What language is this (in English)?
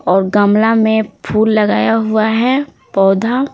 Hindi